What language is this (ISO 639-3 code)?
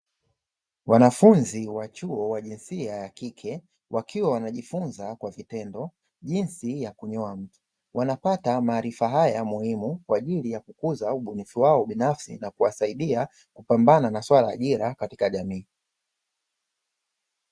swa